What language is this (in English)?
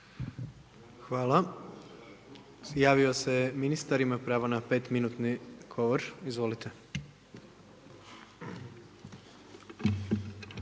Croatian